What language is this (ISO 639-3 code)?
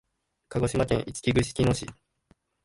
jpn